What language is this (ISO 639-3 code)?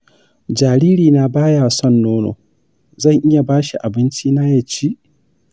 hau